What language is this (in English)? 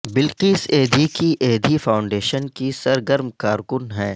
Urdu